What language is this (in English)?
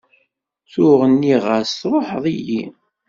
Kabyle